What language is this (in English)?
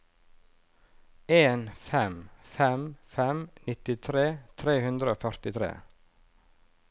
Norwegian